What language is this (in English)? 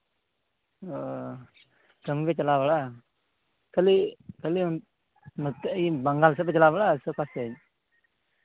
Santali